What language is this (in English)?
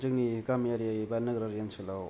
Bodo